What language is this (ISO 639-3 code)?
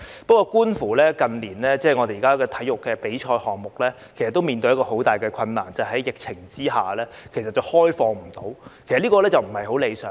yue